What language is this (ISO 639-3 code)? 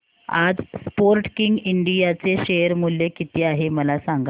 mar